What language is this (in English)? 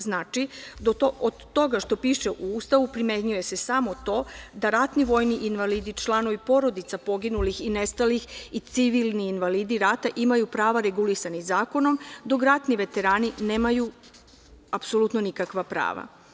Serbian